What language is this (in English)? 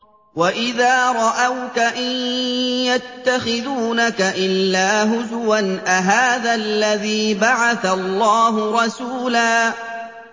Arabic